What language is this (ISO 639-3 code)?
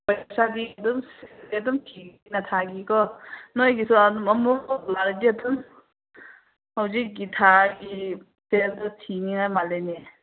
mni